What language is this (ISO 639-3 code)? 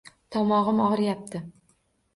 uzb